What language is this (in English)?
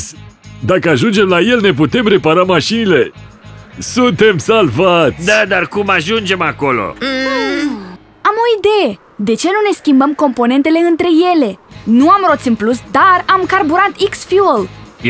Romanian